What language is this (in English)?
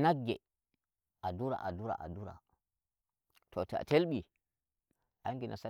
Nigerian Fulfulde